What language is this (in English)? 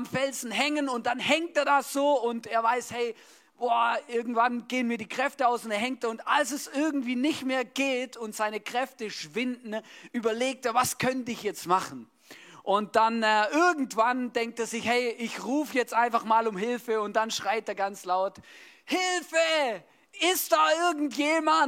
German